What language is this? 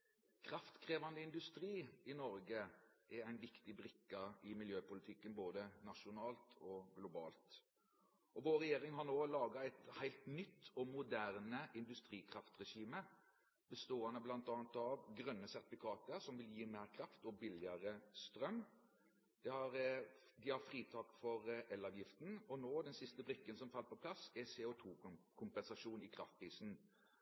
Norwegian Bokmål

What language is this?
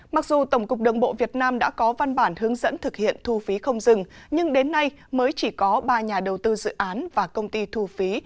Vietnamese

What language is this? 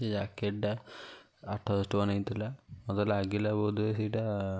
Odia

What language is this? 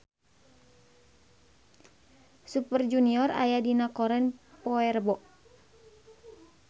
Sundanese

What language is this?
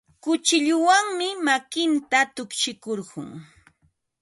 Ambo-Pasco Quechua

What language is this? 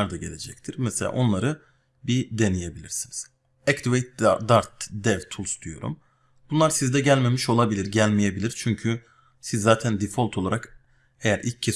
Turkish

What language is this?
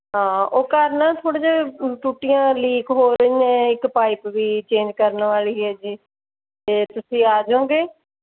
Punjabi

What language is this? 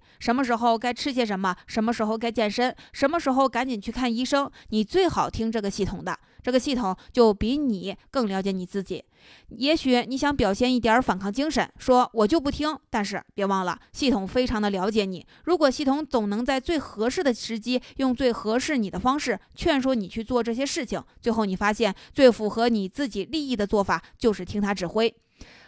Chinese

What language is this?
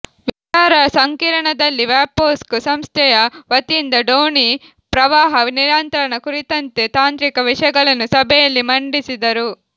Kannada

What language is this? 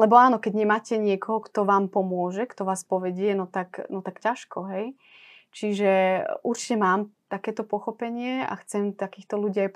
Slovak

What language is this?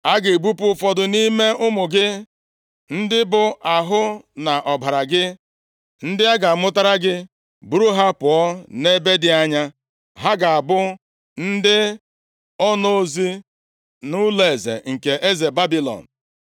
Igbo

